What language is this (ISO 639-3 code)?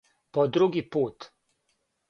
srp